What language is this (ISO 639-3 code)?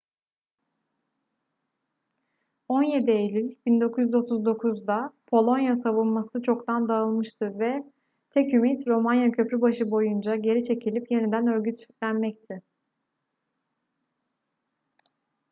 tur